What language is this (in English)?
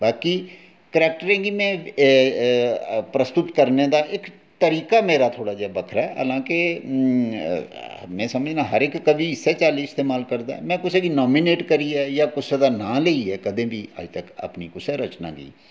Dogri